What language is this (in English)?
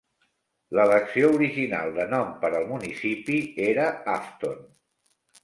Catalan